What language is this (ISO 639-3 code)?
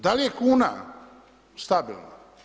hrv